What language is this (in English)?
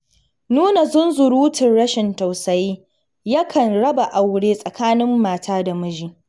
Hausa